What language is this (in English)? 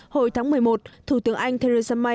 Vietnamese